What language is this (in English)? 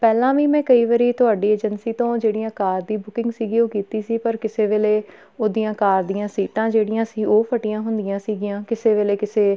Punjabi